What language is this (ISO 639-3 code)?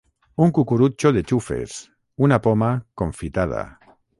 cat